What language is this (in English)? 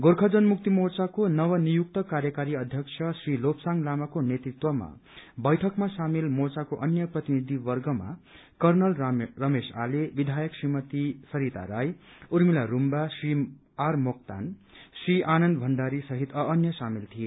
Nepali